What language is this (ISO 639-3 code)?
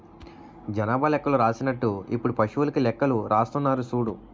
tel